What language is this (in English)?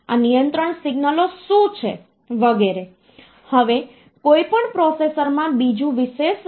Gujarati